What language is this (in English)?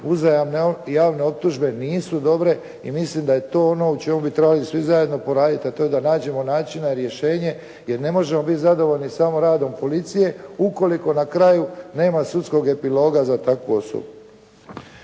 Croatian